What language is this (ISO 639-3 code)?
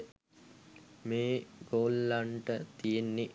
sin